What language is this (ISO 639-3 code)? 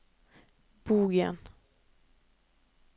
nor